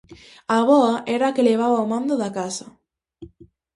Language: Galician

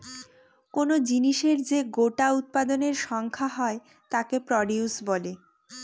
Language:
Bangla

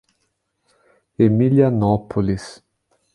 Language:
Portuguese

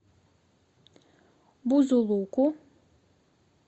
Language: Russian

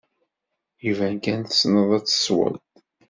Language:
Kabyle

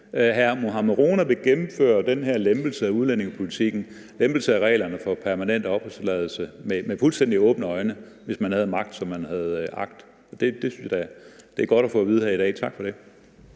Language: Danish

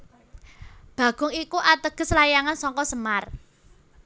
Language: Javanese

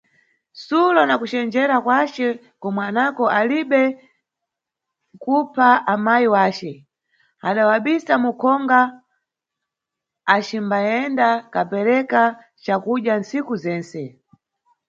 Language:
Nyungwe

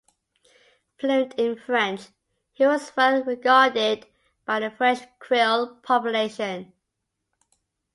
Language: English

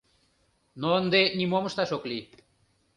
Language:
Mari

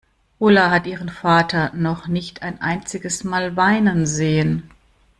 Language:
German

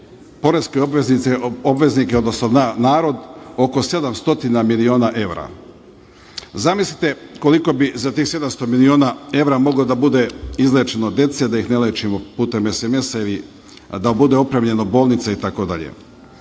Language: Serbian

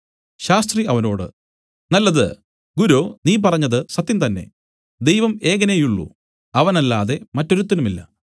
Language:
Malayalam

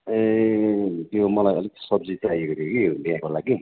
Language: Nepali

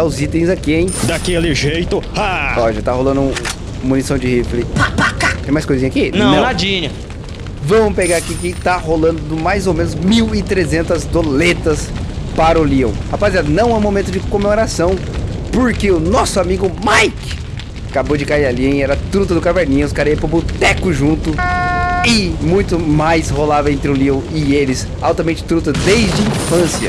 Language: Portuguese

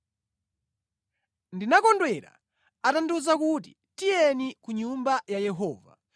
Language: Nyanja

